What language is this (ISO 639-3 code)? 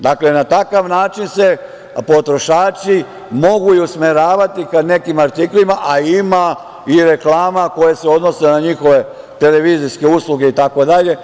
srp